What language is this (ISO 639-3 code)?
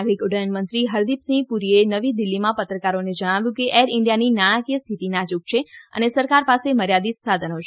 guj